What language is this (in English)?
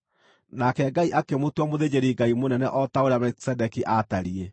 Kikuyu